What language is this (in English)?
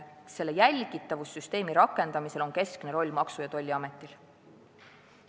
Estonian